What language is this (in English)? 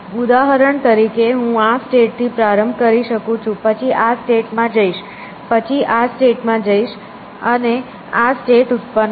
Gujarati